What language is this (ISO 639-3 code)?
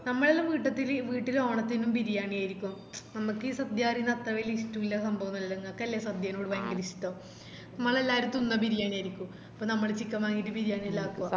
mal